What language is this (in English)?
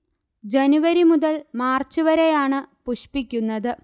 Malayalam